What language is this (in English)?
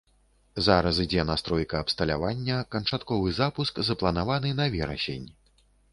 Belarusian